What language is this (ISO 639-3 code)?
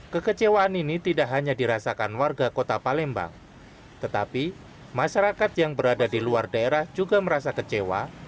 ind